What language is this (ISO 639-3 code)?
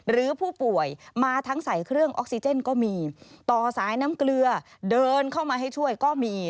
tha